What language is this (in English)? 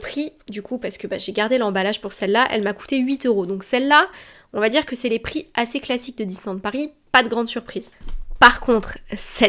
French